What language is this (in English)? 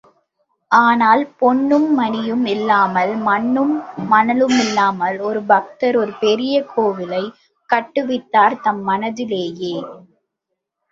Tamil